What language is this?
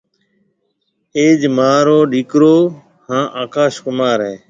Marwari (Pakistan)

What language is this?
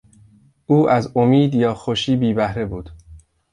Persian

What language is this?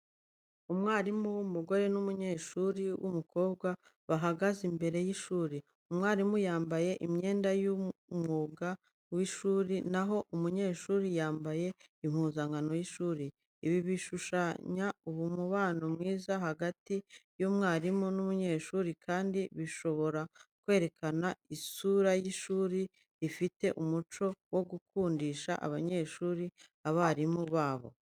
Kinyarwanda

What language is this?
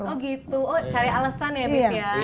Indonesian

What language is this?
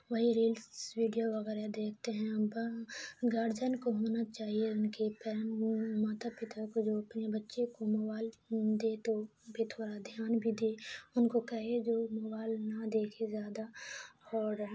Urdu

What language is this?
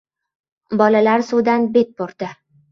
Uzbek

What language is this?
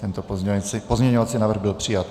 Czech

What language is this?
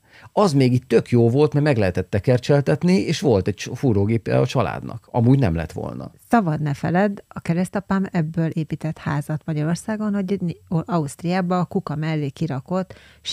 Hungarian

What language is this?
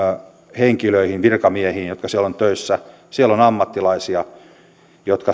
Finnish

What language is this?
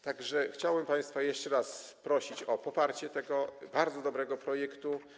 Polish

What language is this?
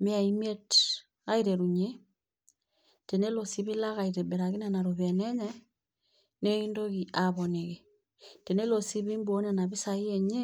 Masai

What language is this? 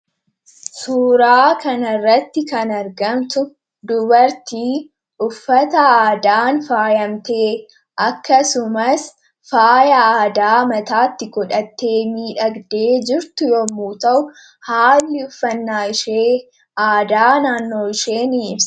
Oromo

